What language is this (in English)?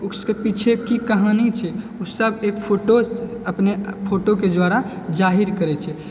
Maithili